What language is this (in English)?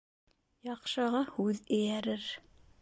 Bashkir